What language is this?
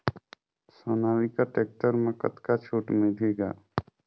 Chhattisgarhi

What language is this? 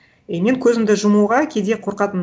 Kazakh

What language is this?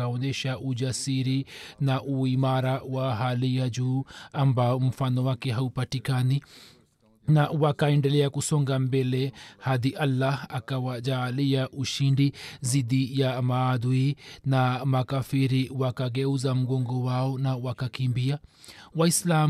Swahili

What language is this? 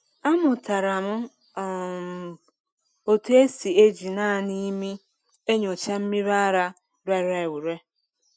Igbo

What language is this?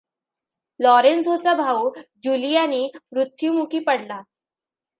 Marathi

